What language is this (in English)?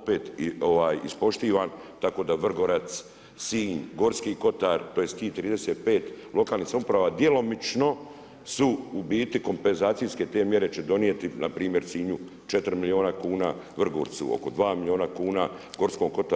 Croatian